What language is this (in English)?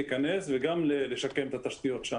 Hebrew